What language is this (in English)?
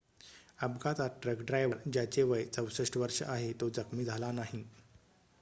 Marathi